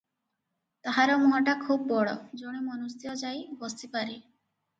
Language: Odia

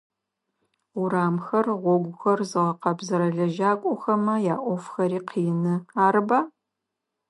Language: Adyghe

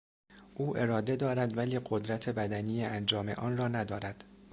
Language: Persian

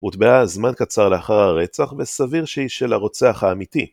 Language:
Hebrew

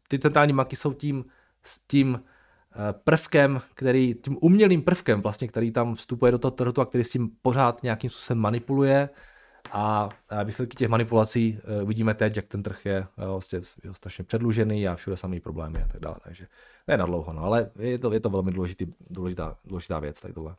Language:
Czech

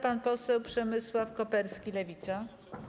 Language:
Polish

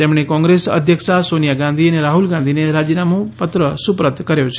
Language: Gujarati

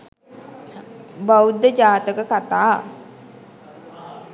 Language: Sinhala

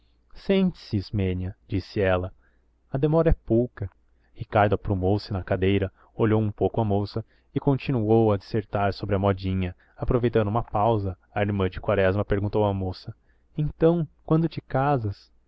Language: Portuguese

